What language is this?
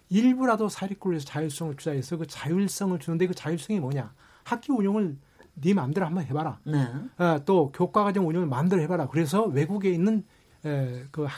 Korean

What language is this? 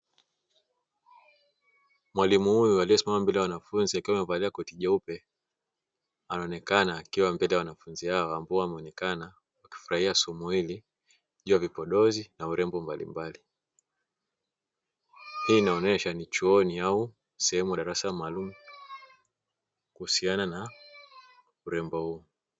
Swahili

